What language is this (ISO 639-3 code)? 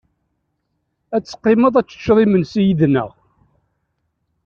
kab